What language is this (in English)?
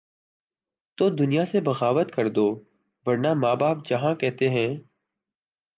Urdu